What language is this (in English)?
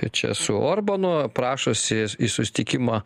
Lithuanian